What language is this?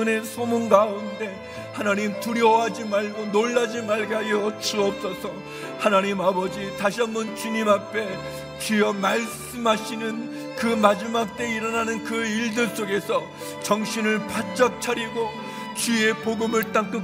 Korean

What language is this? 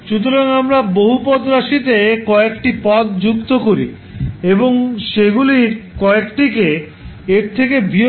Bangla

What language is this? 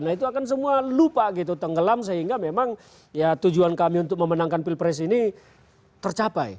Indonesian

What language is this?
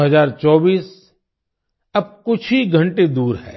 Hindi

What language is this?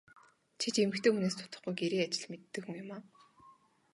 Mongolian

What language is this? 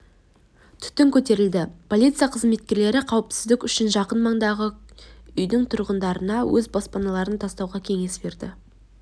Kazakh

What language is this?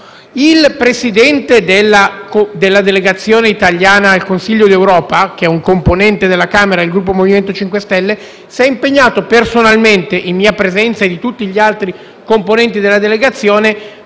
Italian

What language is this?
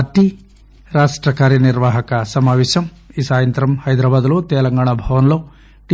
Telugu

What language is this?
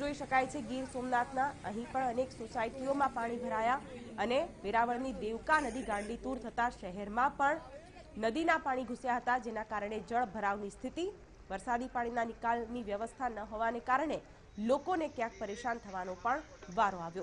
Hindi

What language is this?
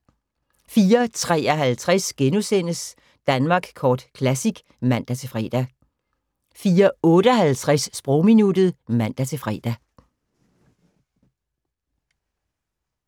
Danish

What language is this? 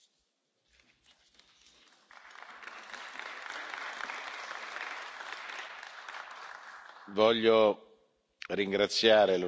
Italian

